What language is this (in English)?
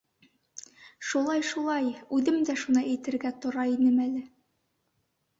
Bashkir